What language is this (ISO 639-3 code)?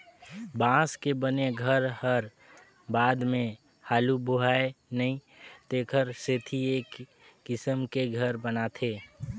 hne